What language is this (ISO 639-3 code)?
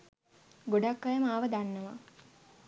sin